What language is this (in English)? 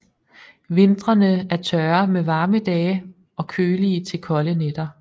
Danish